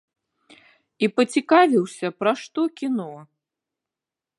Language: Belarusian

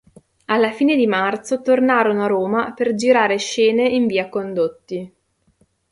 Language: Italian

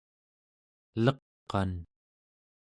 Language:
Central Yupik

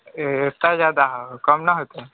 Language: Maithili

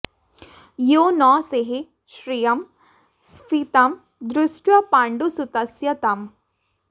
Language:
Sanskrit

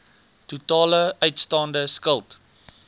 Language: Afrikaans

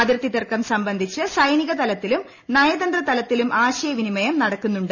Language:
Malayalam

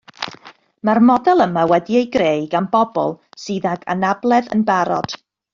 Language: Welsh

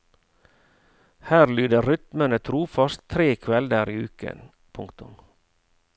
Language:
Norwegian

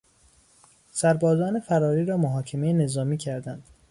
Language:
Persian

